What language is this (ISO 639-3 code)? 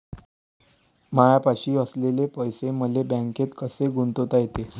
mar